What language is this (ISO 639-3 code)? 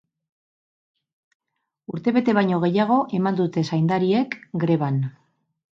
eus